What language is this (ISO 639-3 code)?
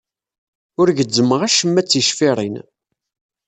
kab